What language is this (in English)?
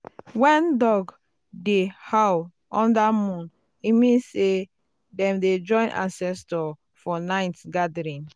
Nigerian Pidgin